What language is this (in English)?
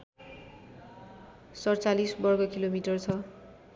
Nepali